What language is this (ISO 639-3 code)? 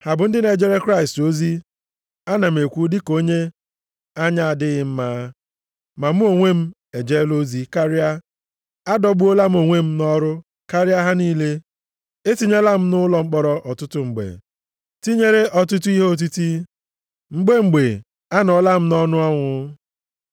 ibo